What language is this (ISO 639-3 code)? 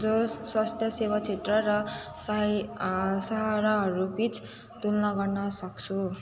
nep